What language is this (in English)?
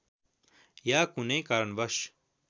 Nepali